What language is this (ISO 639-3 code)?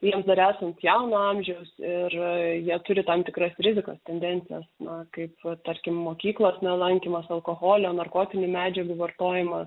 lit